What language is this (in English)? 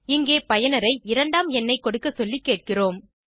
Tamil